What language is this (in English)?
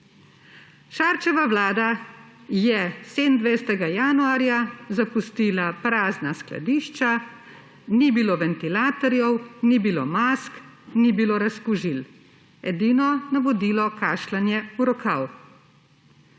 Slovenian